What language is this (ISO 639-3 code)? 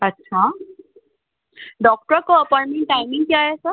hin